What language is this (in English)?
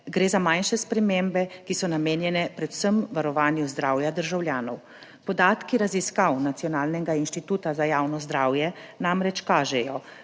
Slovenian